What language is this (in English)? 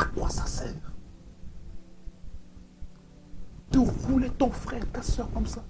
French